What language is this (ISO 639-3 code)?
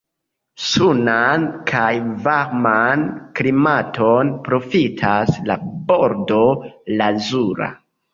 epo